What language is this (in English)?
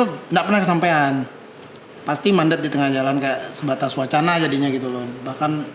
Indonesian